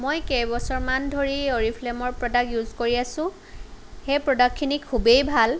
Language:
Assamese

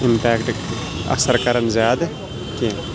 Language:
Kashmiri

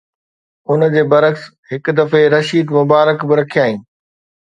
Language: Sindhi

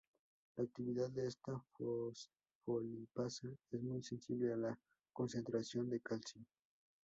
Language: Spanish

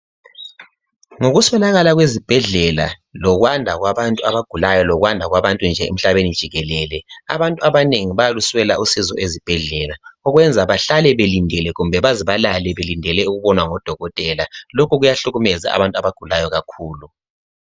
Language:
North Ndebele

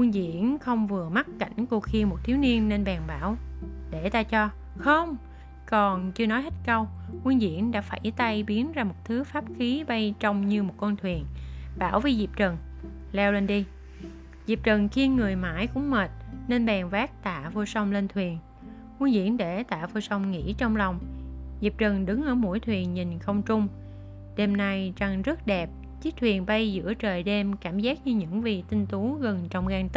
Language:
Vietnamese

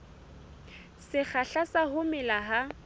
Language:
Southern Sotho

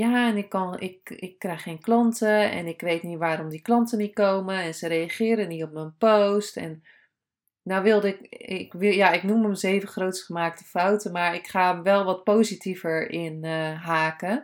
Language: Dutch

